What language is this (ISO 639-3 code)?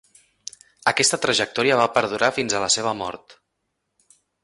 cat